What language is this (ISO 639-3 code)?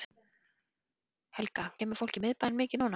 isl